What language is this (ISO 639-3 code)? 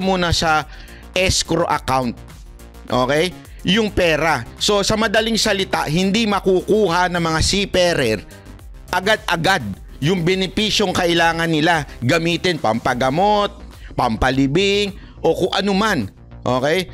fil